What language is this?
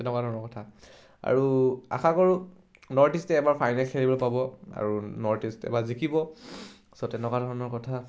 Assamese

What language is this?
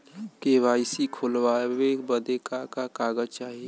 Bhojpuri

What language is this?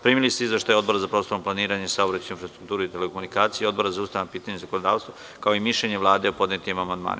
Serbian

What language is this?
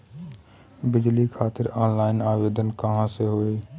Bhojpuri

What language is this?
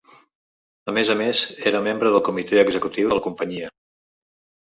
Catalan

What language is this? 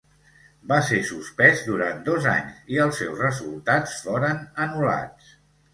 Catalan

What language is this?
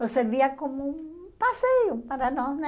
Portuguese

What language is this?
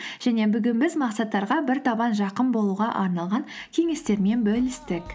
Kazakh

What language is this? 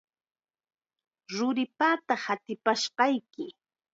Chiquián Ancash Quechua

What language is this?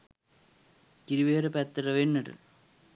Sinhala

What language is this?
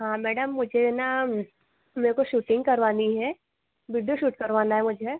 Hindi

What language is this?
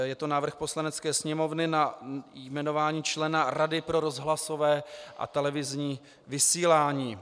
Czech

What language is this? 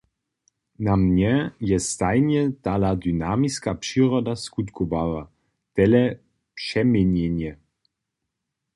Upper Sorbian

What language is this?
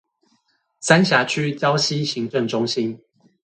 Chinese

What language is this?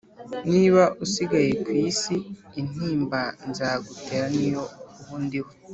Kinyarwanda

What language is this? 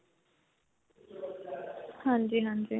Punjabi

